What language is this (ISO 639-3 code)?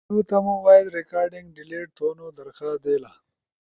ush